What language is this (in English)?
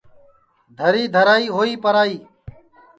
Sansi